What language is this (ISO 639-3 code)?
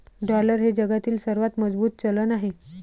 mar